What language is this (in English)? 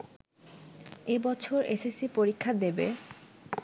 Bangla